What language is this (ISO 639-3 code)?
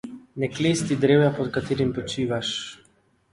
slv